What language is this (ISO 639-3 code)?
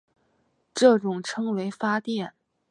zho